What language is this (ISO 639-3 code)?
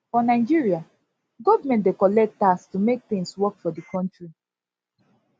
pcm